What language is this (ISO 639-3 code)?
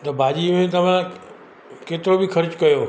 snd